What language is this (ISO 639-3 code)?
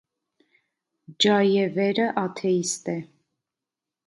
hye